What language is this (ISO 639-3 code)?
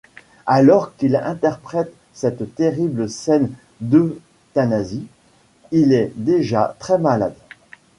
fra